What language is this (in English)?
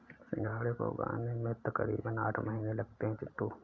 Hindi